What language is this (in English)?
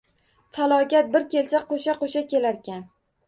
Uzbek